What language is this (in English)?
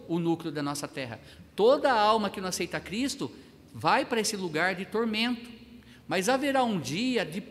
Portuguese